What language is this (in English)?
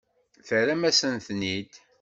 Kabyle